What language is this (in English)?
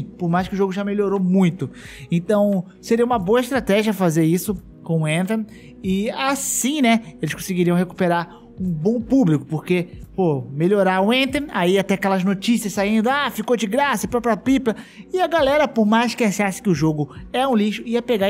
Portuguese